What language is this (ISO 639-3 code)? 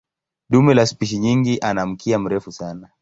swa